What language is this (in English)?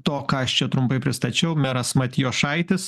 Lithuanian